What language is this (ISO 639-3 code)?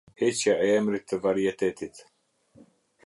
sqi